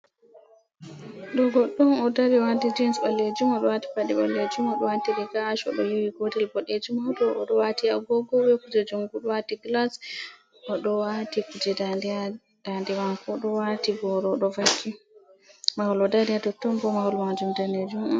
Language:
Fula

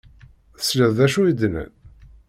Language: Kabyle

